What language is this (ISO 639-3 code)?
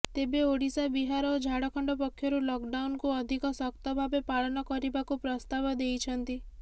ori